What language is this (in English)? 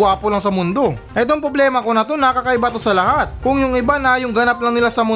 Filipino